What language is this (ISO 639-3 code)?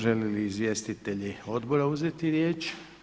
hrv